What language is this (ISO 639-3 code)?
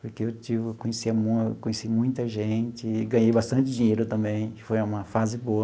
por